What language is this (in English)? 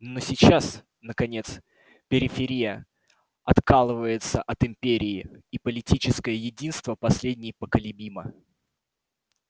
Russian